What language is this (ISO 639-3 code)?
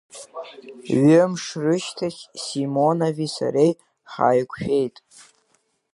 abk